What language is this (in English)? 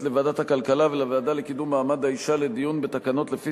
Hebrew